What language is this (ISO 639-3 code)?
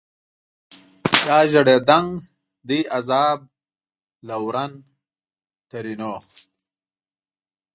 pus